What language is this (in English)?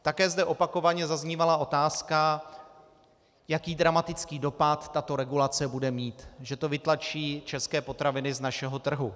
Czech